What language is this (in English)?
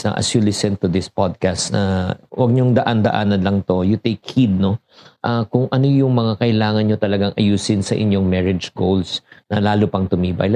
Filipino